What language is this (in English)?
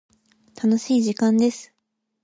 Japanese